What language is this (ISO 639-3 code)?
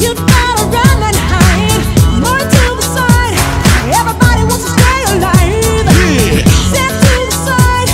eng